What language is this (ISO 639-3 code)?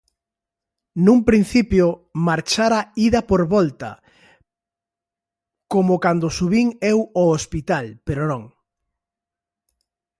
glg